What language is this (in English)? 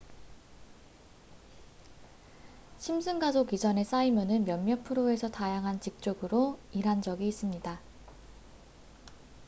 Korean